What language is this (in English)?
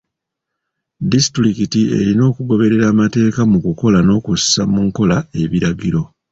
Ganda